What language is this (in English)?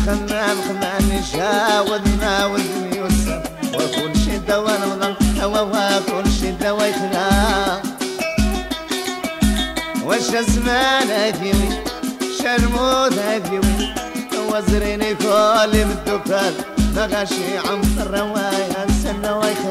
Arabic